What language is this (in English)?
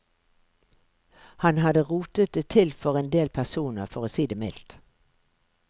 Norwegian